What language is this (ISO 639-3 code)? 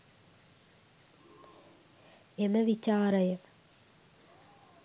sin